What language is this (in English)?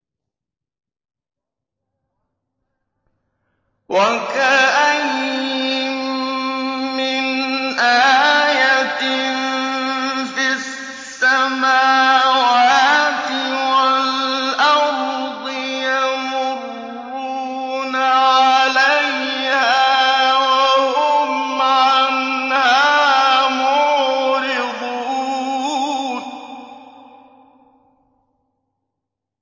Arabic